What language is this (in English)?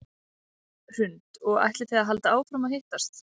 Icelandic